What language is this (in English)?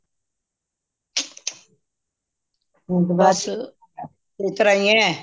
Punjabi